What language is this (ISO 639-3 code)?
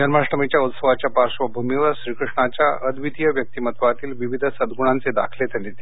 mar